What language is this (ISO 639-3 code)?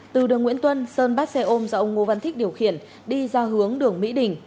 vie